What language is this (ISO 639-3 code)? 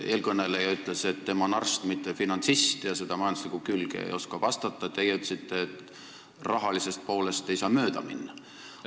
est